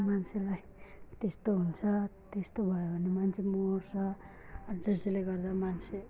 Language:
Nepali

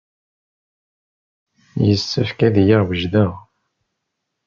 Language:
Kabyle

